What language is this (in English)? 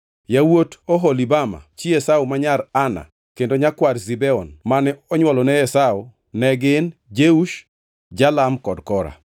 Luo (Kenya and Tanzania)